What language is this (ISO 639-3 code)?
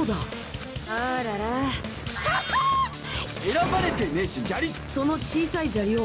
jpn